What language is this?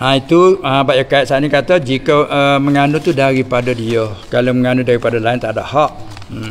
Malay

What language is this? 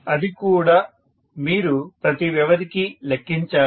Telugu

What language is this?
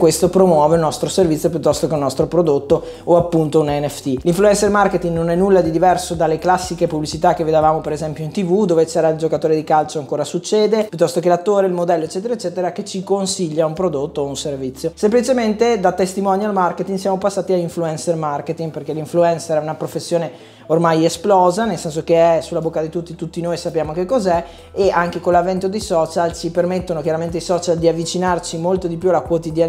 Italian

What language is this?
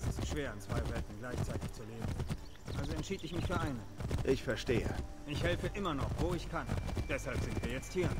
German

